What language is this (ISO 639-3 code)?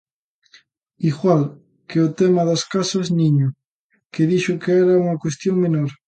glg